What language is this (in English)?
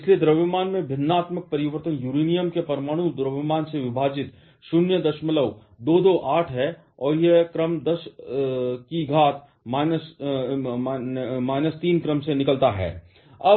Hindi